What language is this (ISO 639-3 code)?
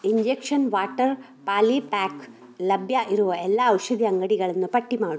kan